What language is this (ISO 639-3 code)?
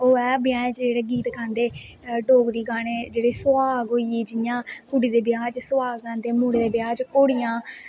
doi